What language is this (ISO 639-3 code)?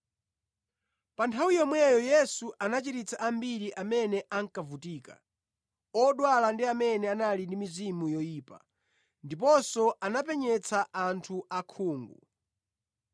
nya